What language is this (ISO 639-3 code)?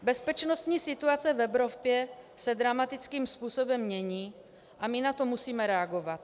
ces